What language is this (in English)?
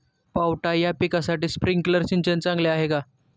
Marathi